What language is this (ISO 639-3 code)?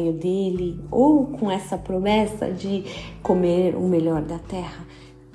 por